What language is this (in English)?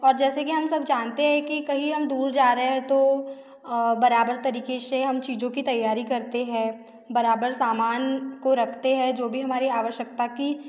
Hindi